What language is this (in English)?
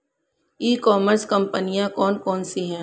Hindi